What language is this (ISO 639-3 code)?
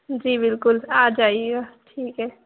urd